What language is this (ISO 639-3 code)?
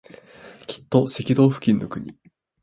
jpn